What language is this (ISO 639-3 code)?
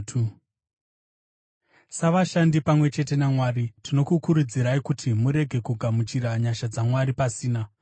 sna